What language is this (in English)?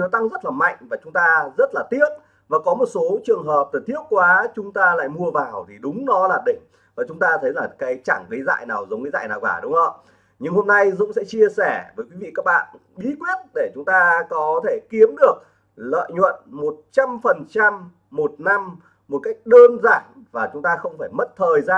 Vietnamese